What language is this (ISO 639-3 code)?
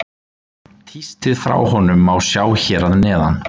isl